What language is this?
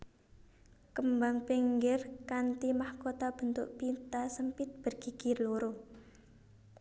Javanese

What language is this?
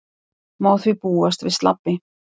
Icelandic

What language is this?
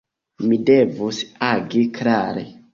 Esperanto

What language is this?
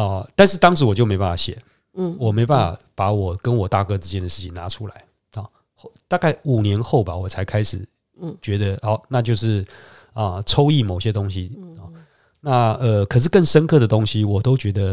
Chinese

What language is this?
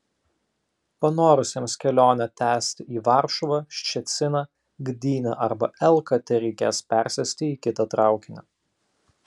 Lithuanian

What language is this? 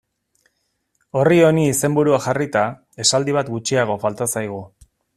Basque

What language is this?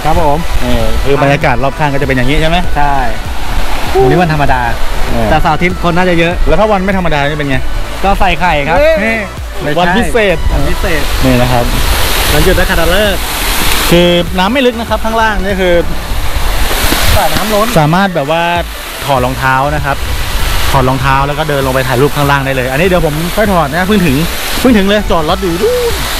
Thai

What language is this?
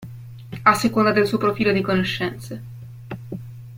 Italian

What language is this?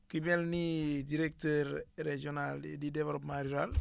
Wolof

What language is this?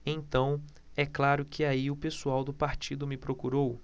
Portuguese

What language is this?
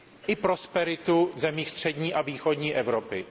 Czech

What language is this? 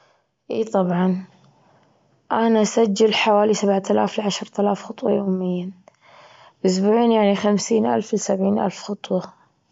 Gulf Arabic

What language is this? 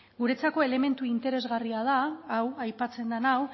Basque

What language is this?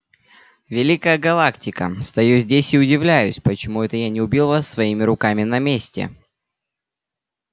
Russian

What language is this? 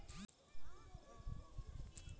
Hindi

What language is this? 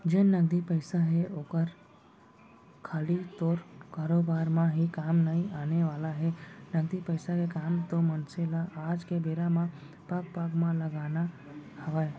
Chhattisgarhi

